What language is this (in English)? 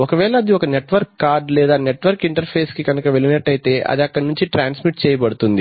Telugu